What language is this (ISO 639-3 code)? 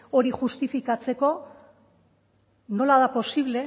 eus